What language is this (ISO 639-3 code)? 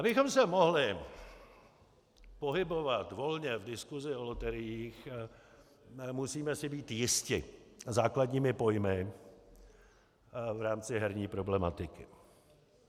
ces